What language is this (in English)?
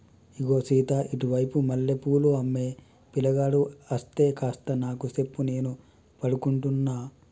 Telugu